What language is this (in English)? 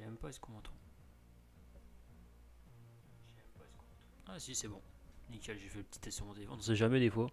French